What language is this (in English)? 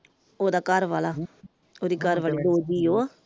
Punjabi